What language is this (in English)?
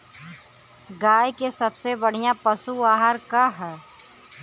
Bhojpuri